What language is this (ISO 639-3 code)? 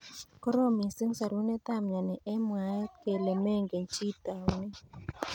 kln